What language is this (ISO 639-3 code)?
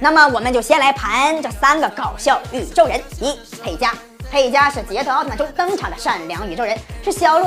zho